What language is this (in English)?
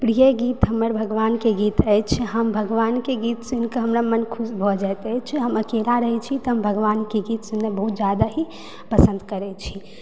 Maithili